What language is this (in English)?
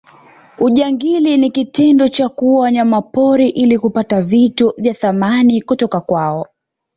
Swahili